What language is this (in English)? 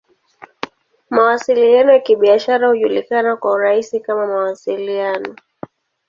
Swahili